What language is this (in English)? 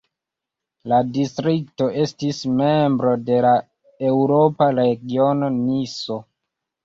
Esperanto